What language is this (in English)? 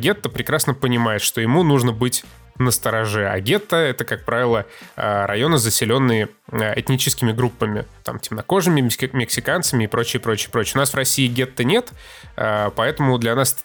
Russian